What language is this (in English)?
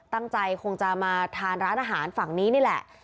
Thai